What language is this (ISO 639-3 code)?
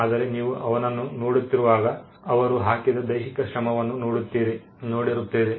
kan